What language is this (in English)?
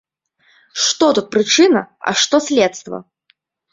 Belarusian